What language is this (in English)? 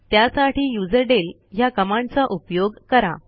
Marathi